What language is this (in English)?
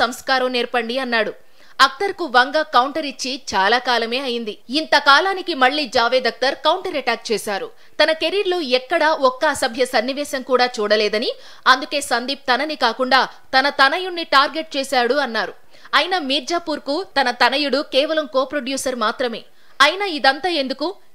Telugu